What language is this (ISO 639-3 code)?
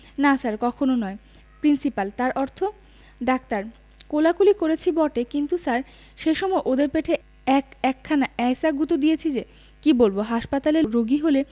ben